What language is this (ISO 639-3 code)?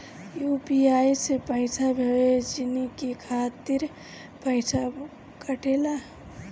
bho